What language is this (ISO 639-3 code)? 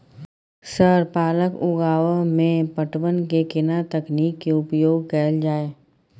mai